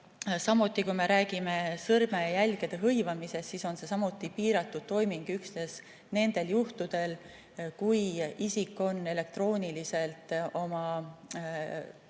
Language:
Estonian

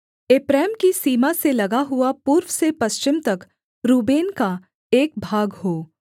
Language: Hindi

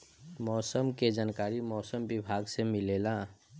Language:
Bhojpuri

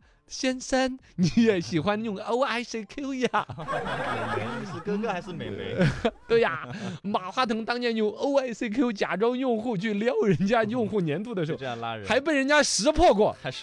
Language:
Chinese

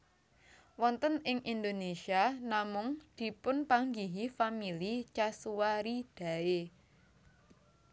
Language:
Javanese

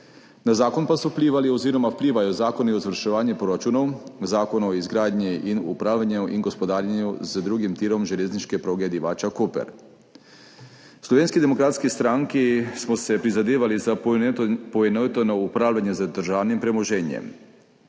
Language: Slovenian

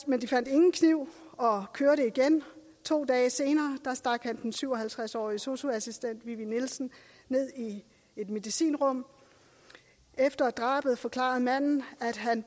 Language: Danish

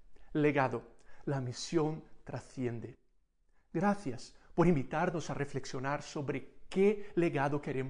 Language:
Spanish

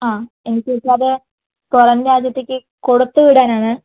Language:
Malayalam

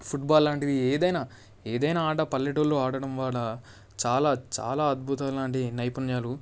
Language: Telugu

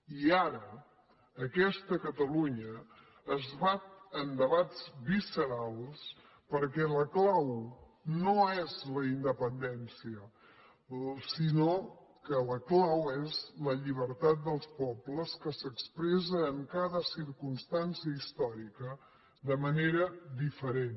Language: Catalan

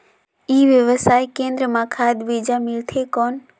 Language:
Chhattisgarhi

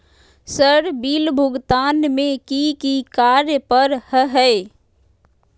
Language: Magahi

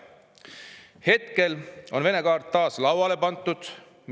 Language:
Estonian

